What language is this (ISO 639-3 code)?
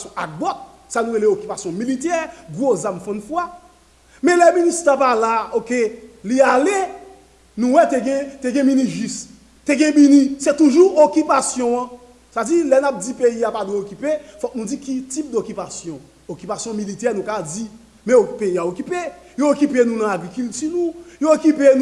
fra